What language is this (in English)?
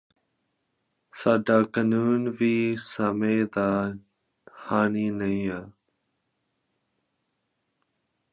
Punjabi